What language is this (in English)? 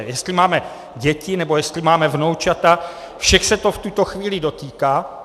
Czech